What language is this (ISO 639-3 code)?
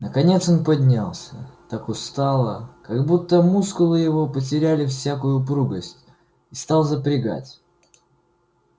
rus